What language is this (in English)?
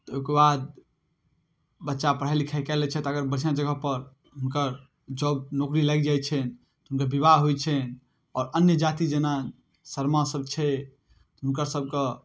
Maithili